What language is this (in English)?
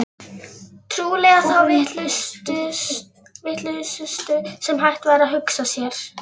Icelandic